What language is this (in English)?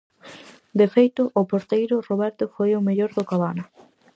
Galician